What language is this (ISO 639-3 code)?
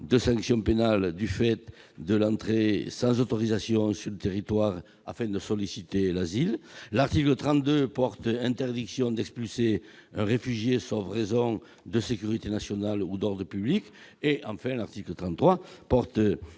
fra